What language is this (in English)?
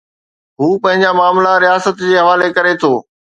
Sindhi